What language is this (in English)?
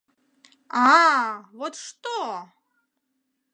Mari